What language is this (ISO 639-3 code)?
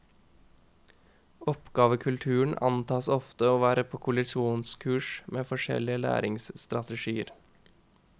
nor